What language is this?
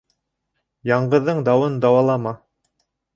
Bashkir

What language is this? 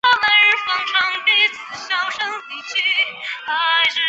Chinese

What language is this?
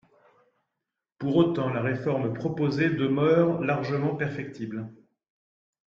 French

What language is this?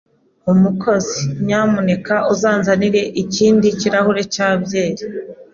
Kinyarwanda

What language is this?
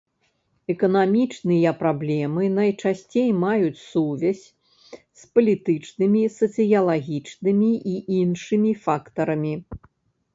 Belarusian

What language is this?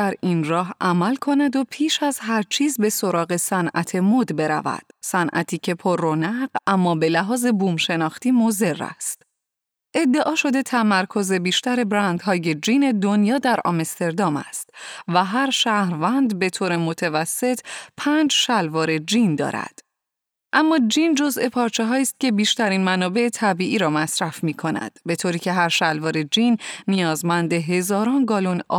Persian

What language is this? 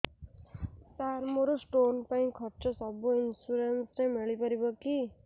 Odia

